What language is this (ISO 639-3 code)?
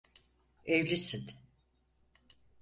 tur